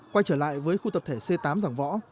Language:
Vietnamese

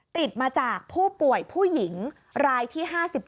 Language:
Thai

